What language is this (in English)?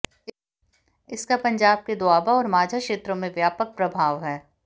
Hindi